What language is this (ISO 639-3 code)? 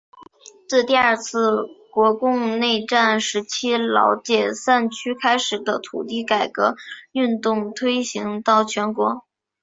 zho